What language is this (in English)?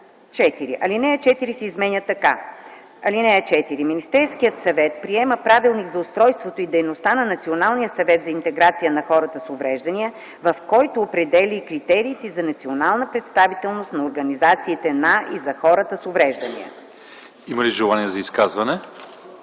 Bulgarian